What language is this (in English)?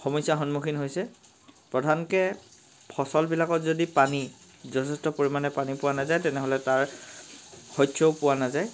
Assamese